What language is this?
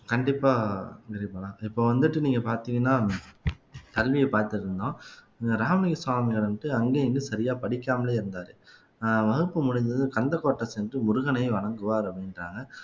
Tamil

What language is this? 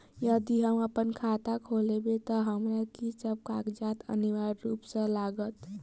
Maithili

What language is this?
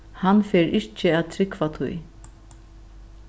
Faroese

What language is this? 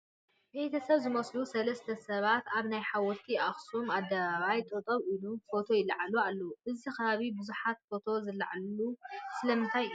Tigrinya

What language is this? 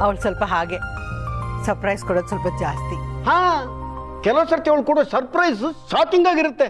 Kannada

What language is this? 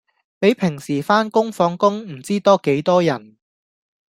Cantonese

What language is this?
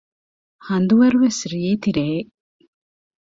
Divehi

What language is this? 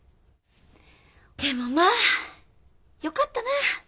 Japanese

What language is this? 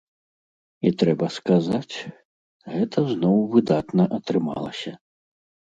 Belarusian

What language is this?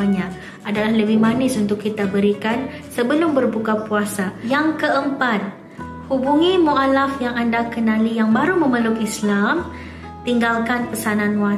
Malay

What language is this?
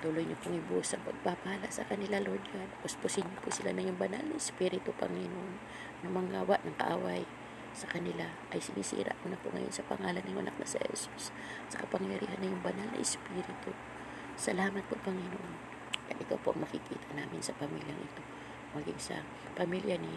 Filipino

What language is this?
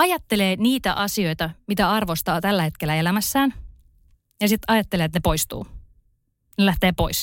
Finnish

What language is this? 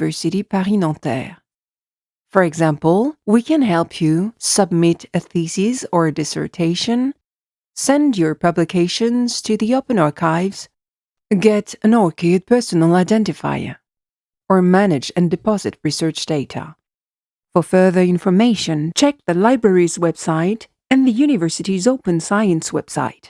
English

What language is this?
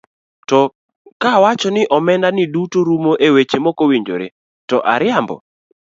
Luo (Kenya and Tanzania)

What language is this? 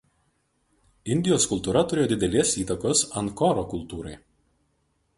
Lithuanian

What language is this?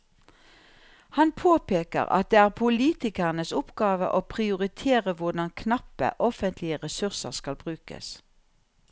Norwegian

